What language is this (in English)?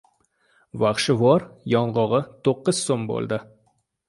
Uzbek